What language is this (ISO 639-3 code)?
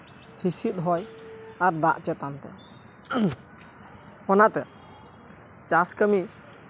sat